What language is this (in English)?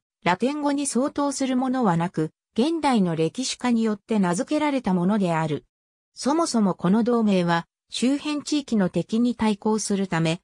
Japanese